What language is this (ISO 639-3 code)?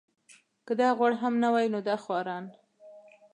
pus